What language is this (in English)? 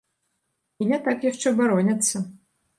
Belarusian